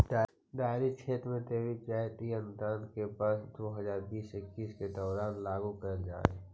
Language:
Magahi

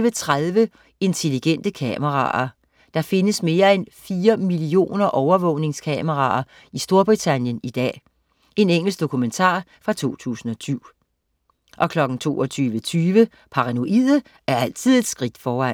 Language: Danish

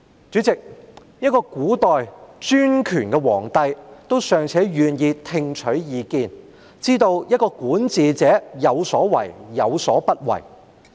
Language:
Cantonese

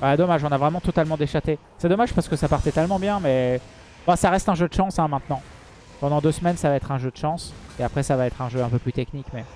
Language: French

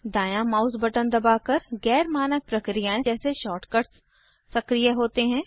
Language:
Hindi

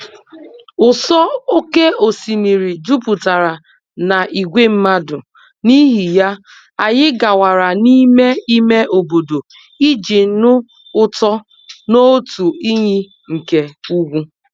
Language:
Igbo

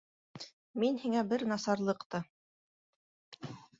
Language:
Bashkir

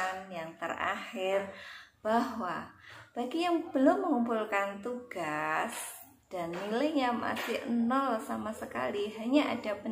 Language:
Indonesian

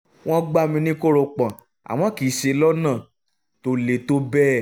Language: Yoruba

